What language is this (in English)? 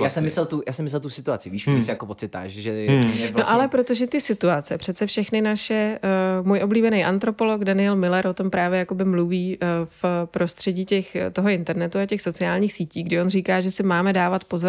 Czech